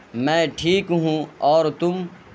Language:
Urdu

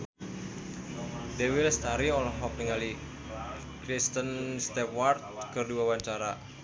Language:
Sundanese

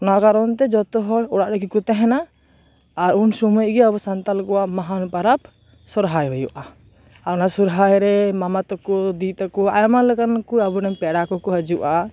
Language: Santali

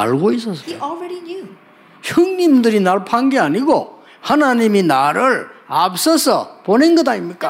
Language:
Korean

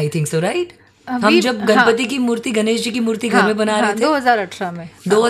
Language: Hindi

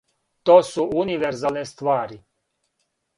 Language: Serbian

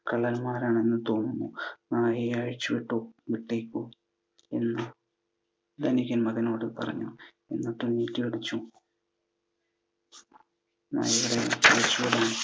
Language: Malayalam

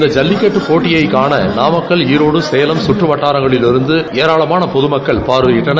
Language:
Tamil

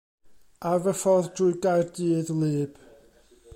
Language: Welsh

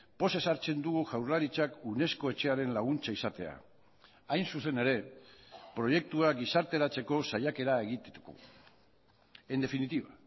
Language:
Basque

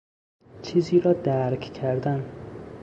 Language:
Persian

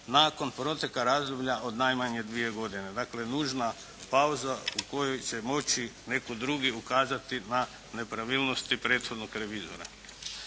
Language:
Croatian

